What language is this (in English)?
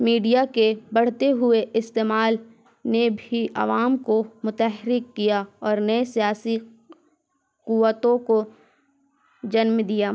Urdu